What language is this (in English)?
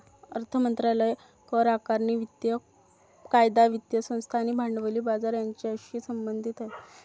Marathi